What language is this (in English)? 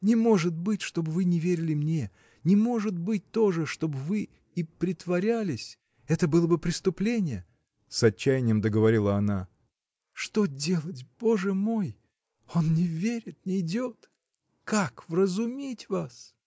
Russian